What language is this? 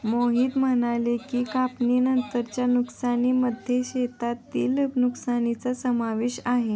Marathi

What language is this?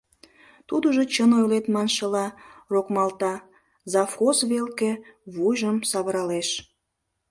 Mari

